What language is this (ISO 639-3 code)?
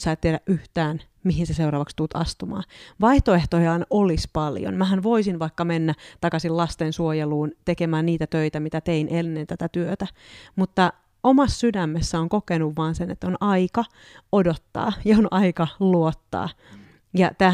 fin